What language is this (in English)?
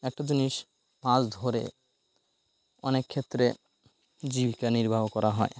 Bangla